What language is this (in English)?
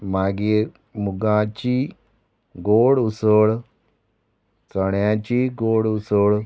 Konkani